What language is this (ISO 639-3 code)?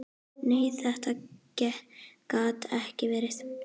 isl